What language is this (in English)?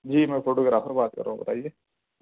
Urdu